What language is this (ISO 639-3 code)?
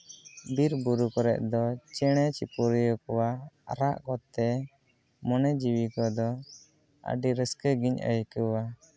sat